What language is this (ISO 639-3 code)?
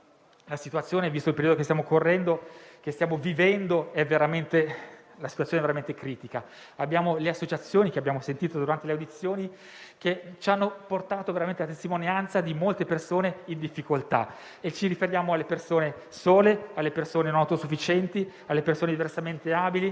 ita